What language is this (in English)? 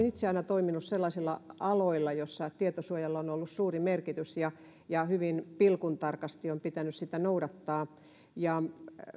Finnish